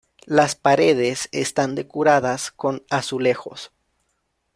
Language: Spanish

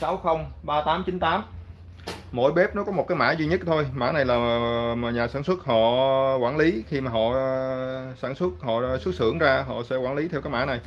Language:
Vietnamese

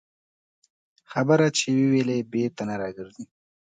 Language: Pashto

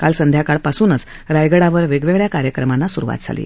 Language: Marathi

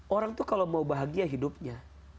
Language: Indonesian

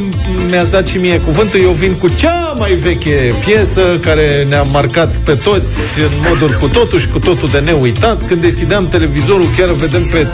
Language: Romanian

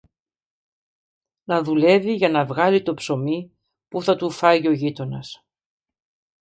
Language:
Greek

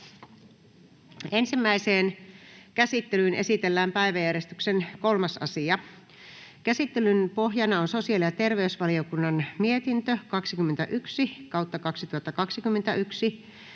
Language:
Finnish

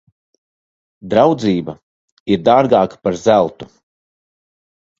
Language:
Latvian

